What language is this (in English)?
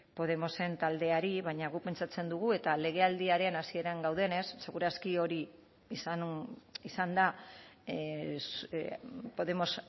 Basque